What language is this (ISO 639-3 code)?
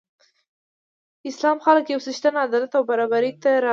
pus